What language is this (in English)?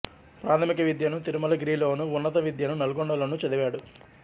Telugu